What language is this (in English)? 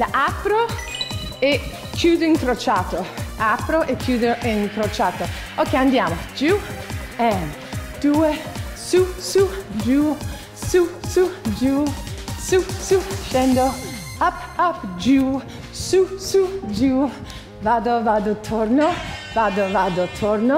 Italian